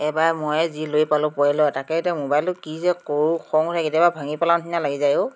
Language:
Assamese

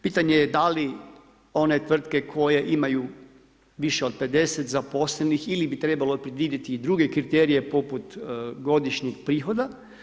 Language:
Croatian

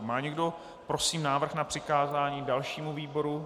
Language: Czech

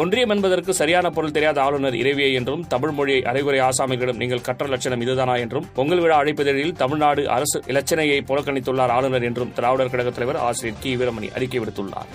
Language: Tamil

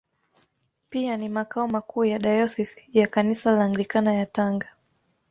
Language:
Swahili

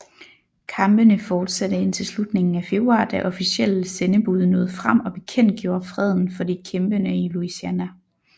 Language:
Danish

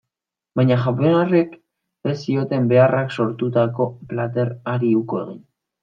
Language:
Basque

